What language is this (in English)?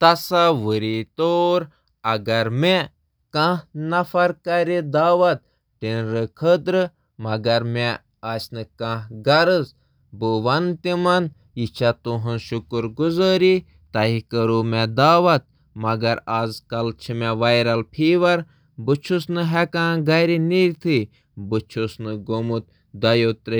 Kashmiri